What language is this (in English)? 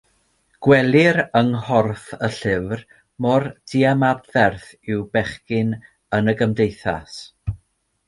Welsh